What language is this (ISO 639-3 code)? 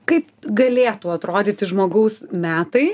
lit